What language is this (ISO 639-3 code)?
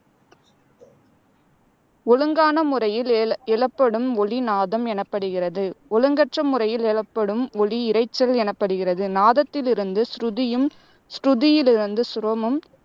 tam